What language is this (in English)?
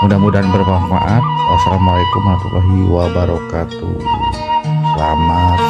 Indonesian